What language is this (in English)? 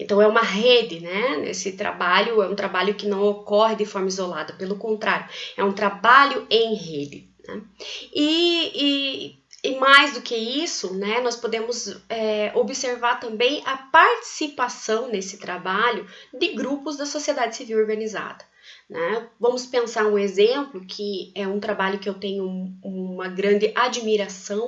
Portuguese